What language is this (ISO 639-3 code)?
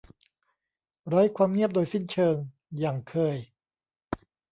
tha